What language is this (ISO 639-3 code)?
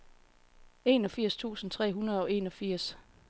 dan